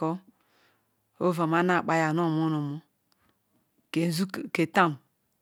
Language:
Ikwere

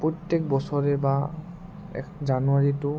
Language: Assamese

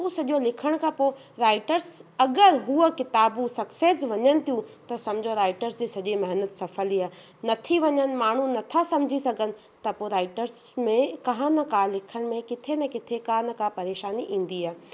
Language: Sindhi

